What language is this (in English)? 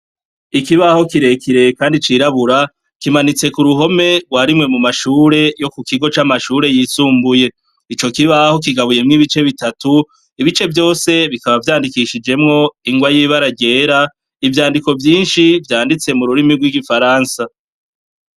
Rundi